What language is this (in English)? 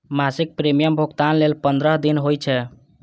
Maithili